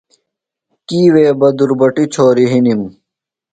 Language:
Phalura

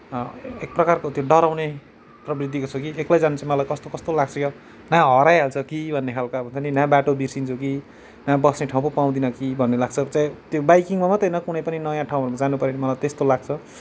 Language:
Nepali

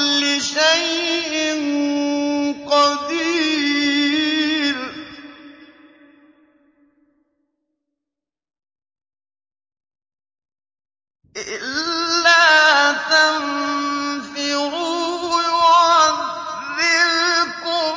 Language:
Arabic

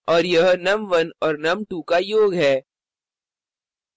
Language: Hindi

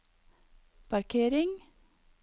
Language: Norwegian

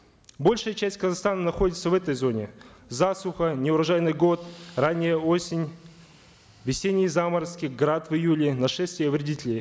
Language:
Kazakh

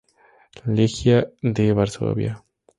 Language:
Spanish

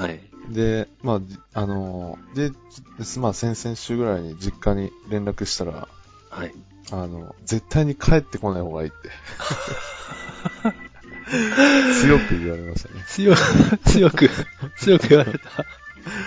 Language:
Japanese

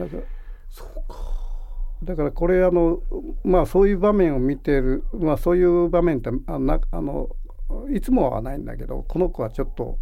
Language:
Japanese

